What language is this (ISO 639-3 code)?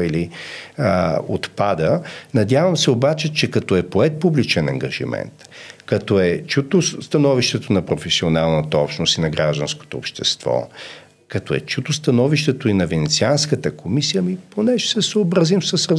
bul